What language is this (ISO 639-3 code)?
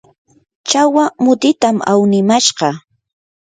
qur